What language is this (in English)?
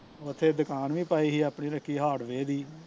Punjabi